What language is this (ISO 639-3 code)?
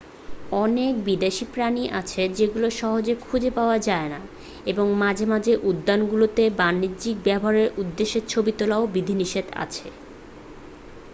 ben